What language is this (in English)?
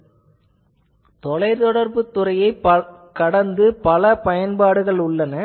Tamil